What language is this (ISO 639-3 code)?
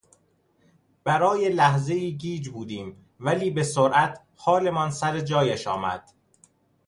fas